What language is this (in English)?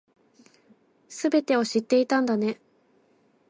Japanese